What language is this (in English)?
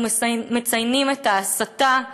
Hebrew